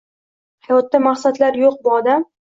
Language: Uzbek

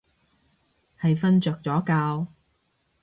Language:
Cantonese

